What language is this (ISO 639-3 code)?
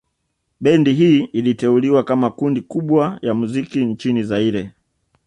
swa